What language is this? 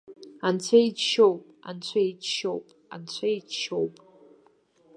Abkhazian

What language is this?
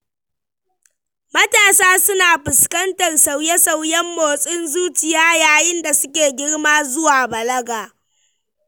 Hausa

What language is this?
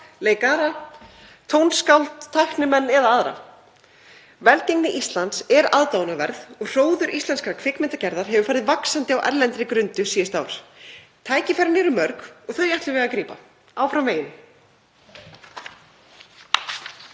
Icelandic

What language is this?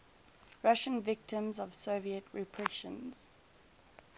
English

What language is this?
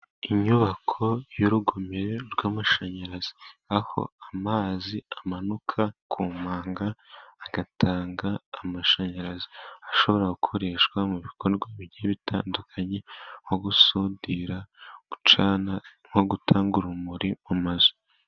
Kinyarwanda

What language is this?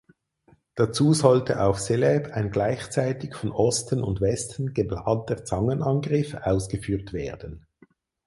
German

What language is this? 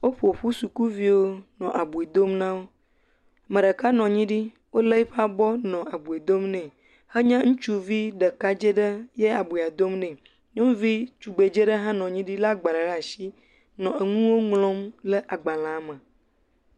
Ewe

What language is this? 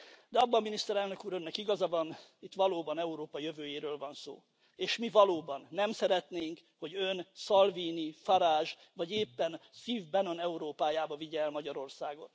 Hungarian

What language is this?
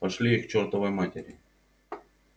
Russian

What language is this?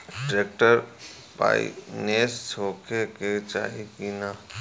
Bhojpuri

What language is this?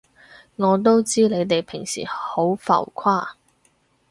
Cantonese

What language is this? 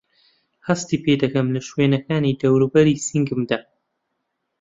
Central Kurdish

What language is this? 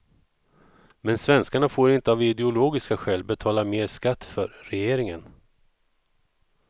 Swedish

